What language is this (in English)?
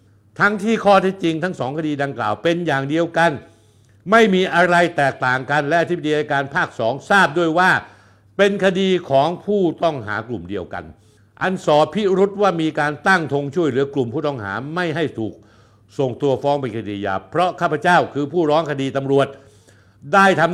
Thai